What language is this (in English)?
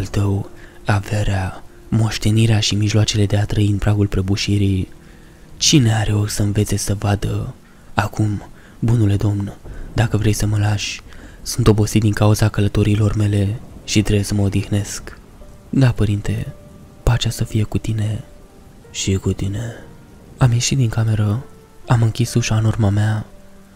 Romanian